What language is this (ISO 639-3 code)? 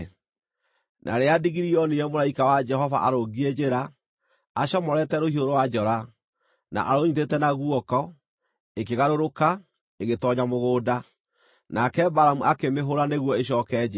kik